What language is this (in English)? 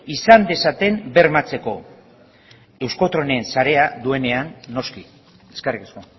Basque